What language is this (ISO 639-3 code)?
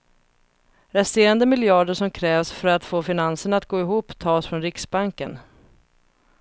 swe